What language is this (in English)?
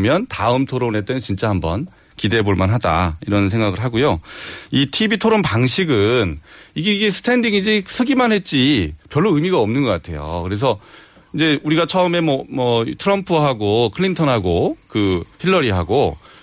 Korean